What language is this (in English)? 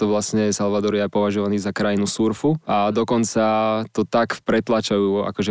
Slovak